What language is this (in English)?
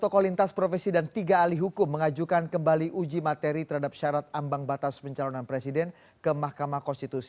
Indonesian